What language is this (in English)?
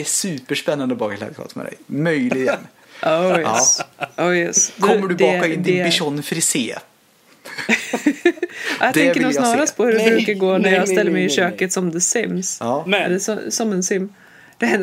Swedish